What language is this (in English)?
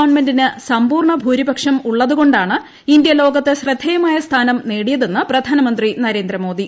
Malayalam